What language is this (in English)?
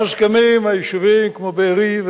Hebrew